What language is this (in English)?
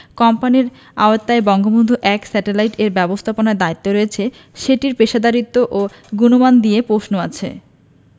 Bangla